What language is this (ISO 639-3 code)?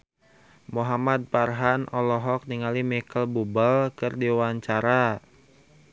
sun